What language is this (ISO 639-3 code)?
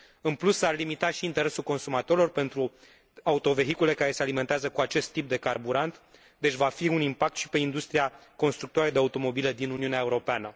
ron